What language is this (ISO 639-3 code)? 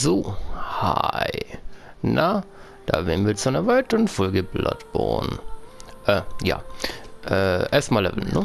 deu